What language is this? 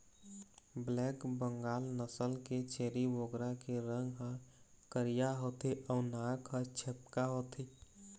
Chhattisgarhi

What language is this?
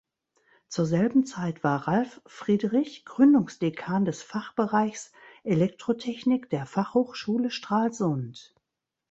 German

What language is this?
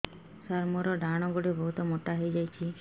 Odia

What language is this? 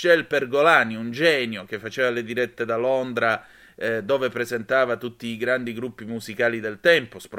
Italian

